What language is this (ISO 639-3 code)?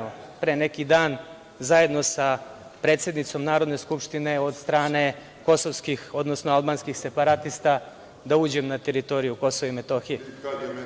srp